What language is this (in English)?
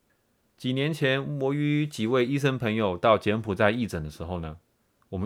Chinese